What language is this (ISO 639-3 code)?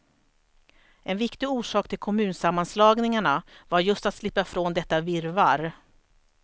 swe